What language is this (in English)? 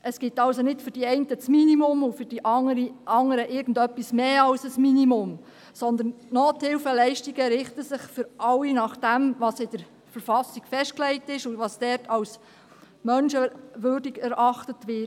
Swiss German